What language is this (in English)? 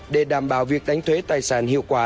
Vietnamese